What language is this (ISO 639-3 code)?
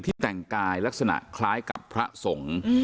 tha